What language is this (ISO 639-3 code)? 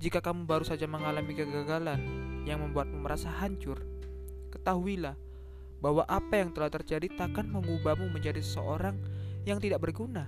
ind